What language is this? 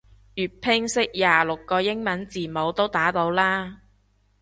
Cantonese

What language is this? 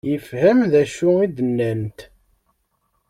Kabyle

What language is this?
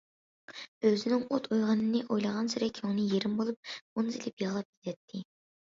Uyghur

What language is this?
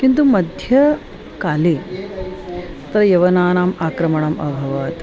Sanskrit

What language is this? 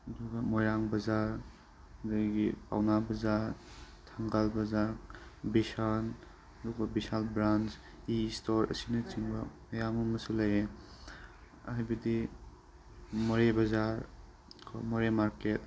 Manipuri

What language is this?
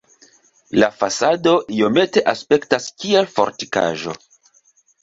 Esperanto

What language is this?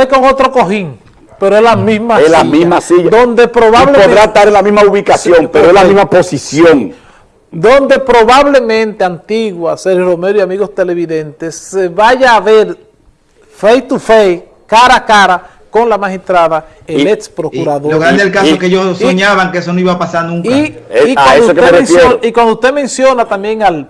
Spanish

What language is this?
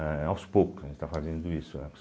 Portuguese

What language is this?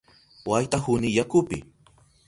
Southern Pastaza Quechua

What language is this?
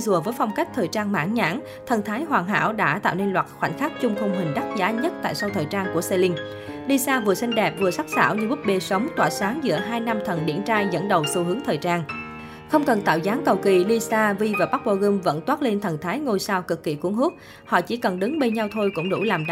Vietnamese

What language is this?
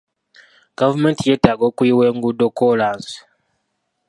Ganda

